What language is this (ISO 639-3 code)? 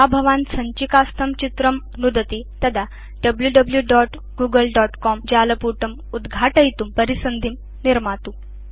san